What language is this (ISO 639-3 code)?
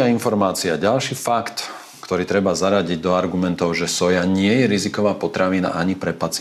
slk